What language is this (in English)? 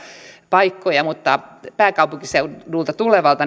Finnish